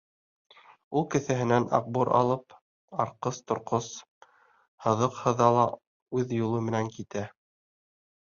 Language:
Bashkir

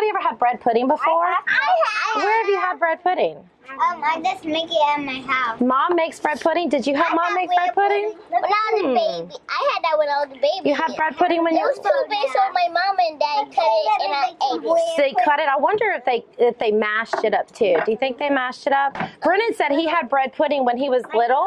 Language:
English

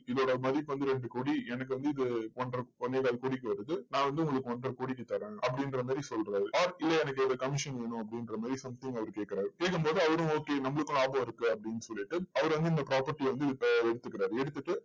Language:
Tamil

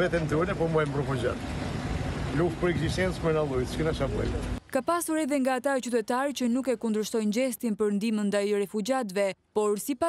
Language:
Romanian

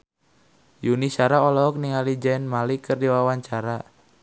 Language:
Sundanese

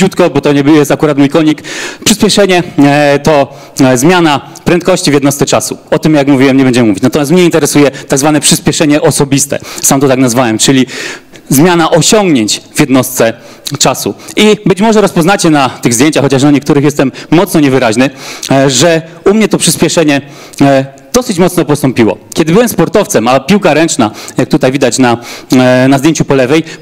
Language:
Polish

